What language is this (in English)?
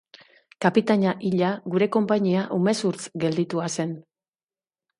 Basque